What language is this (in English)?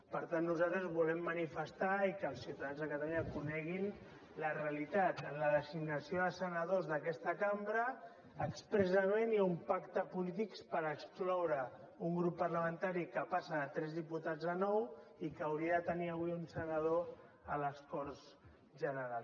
Catalan